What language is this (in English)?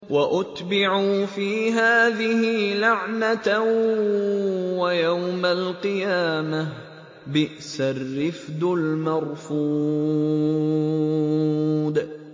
Arabic